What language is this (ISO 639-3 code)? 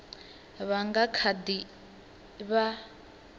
ven